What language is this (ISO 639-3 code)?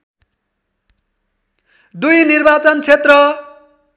nep